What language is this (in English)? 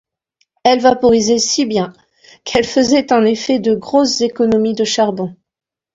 French